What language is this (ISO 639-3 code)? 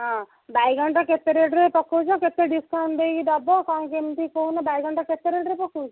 ori